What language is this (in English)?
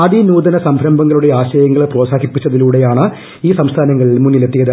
Malayalam